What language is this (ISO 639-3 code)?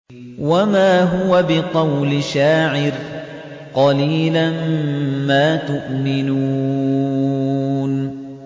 ara